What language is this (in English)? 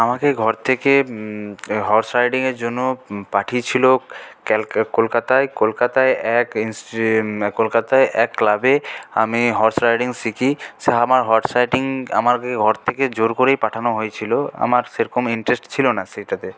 Bangla